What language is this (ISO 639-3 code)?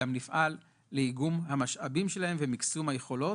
heb